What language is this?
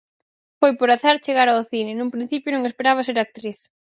Galician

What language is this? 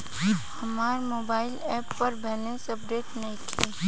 Bhojpuri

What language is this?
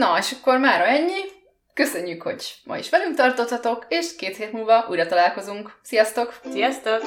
Hungarian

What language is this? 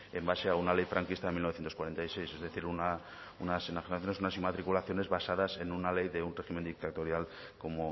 Spanish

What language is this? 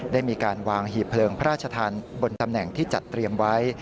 Thai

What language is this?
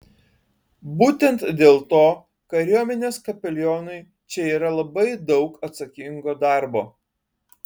Lithuanian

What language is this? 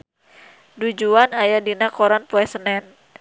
Sundanese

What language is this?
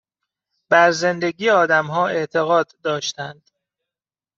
Persian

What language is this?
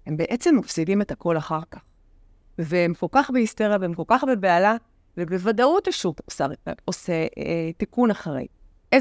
Hebrew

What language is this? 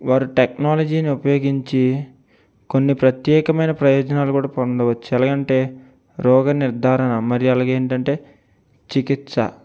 Telugu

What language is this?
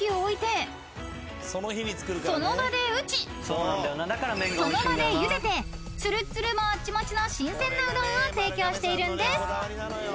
Japanese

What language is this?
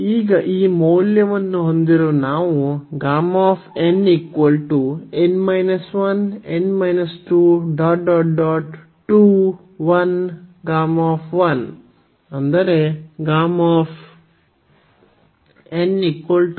Kannada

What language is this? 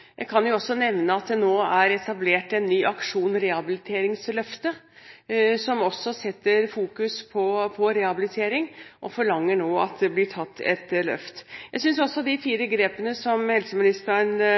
Norwegian Bokmål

